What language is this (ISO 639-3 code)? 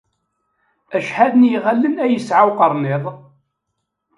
kab